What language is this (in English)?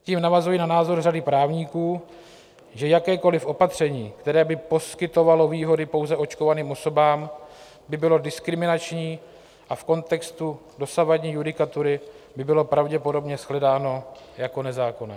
Czech